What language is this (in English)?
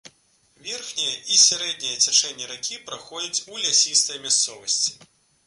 Belarusian